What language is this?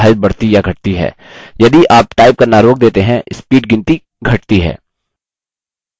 Hindi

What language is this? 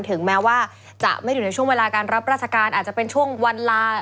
Thai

